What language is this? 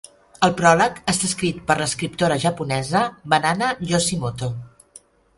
Catalan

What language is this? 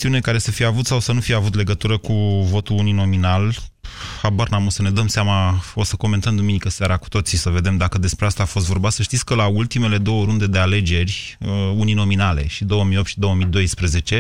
Romanian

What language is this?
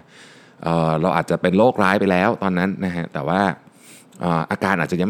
Thai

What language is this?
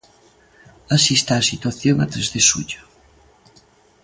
Galician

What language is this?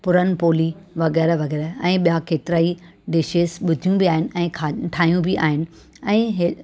Sindhi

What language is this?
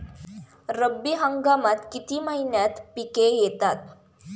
Marathi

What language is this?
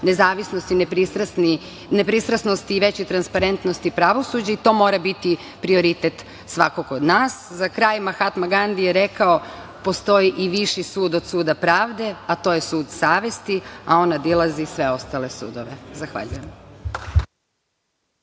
Serbian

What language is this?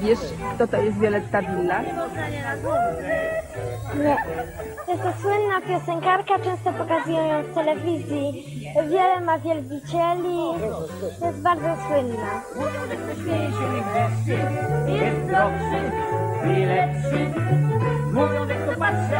Polish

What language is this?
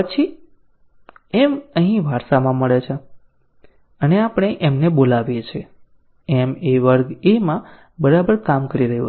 Gujarati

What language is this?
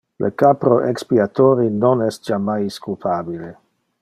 Interlingua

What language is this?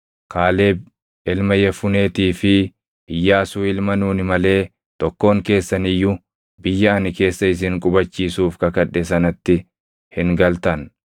Oromo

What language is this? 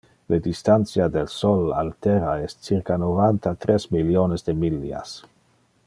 Interlingua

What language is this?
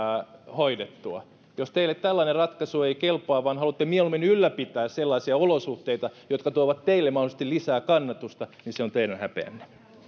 Finnish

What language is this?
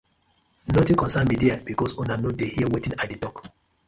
Nigerian Pidgin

